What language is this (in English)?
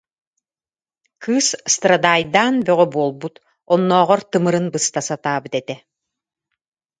Yakut